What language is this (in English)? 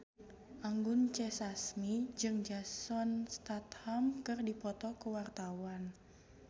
Sundanese